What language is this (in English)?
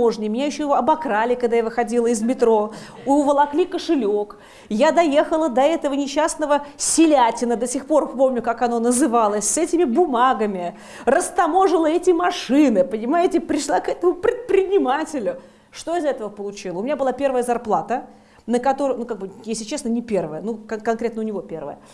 Russian